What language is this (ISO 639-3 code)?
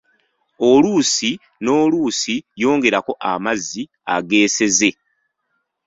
lug